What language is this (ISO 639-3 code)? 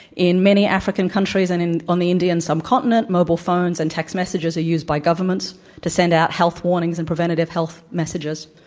eng